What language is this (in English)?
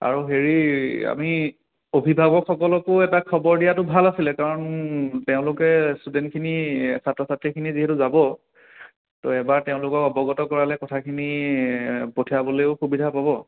Assamese